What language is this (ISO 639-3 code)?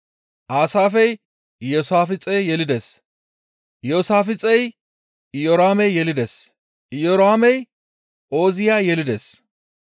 gmv